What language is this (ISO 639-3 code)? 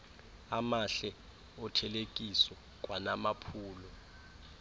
xho